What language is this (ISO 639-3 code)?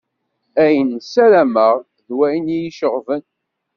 kab